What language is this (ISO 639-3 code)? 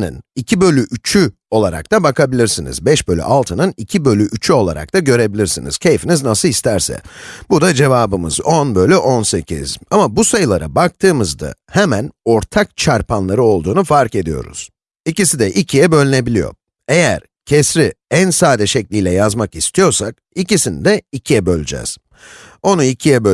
tur